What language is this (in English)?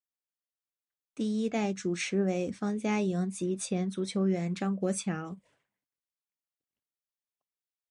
Chinese